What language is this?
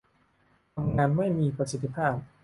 Thai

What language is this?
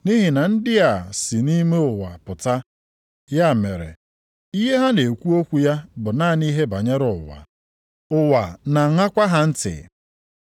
Igbo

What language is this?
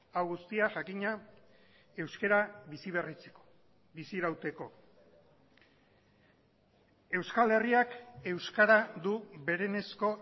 Basque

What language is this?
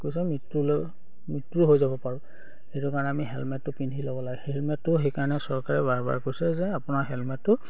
Assamese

